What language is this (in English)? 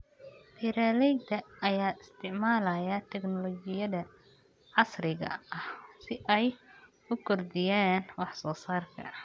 Somali